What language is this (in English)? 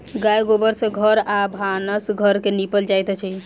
Maithili